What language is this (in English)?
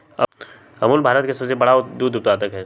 Magahi